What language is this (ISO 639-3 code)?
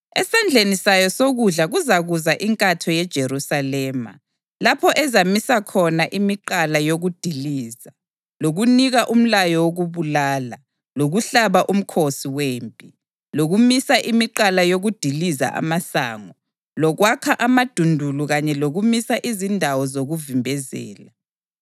nde